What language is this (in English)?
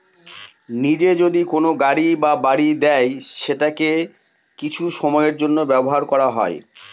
Bangla